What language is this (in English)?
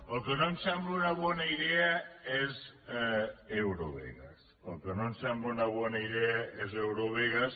Catalan